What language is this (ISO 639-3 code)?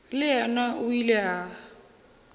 nso